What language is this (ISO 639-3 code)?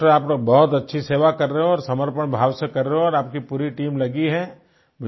hin